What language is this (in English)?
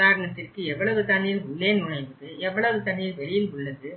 Tamil